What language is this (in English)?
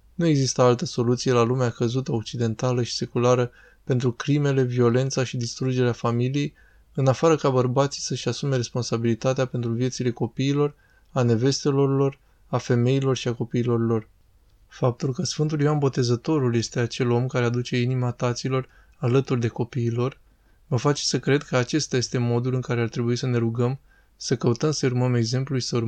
Romanian